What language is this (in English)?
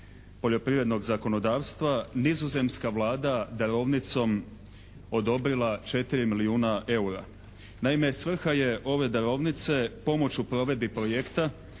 Croatian